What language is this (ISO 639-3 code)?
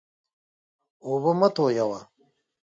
pus